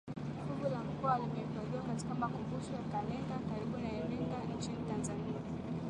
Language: Swahili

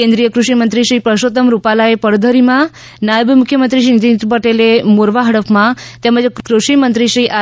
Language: Gujarati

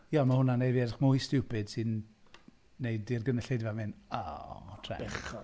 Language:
Welsh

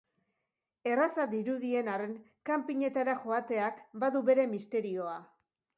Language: Basque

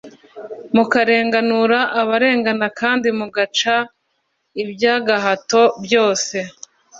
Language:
Kinyarwanda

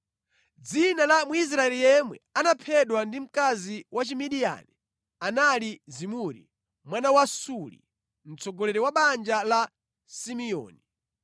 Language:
Nyanja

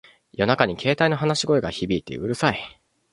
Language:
Japanese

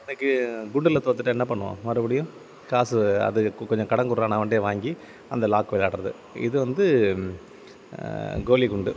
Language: Tamil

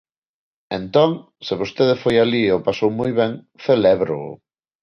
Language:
Galician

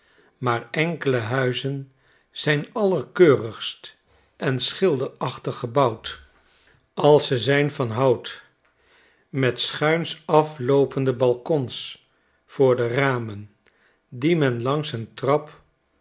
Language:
Dutch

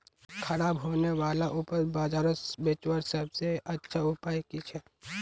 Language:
Magahi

